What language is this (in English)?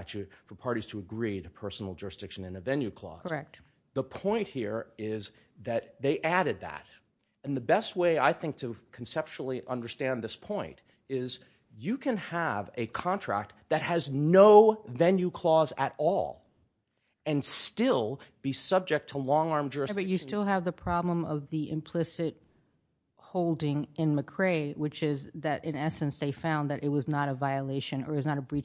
English